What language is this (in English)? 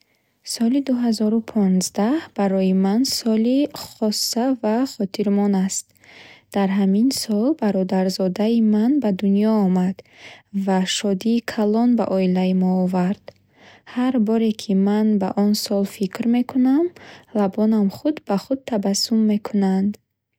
Bukharic